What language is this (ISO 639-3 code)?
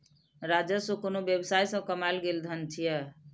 mai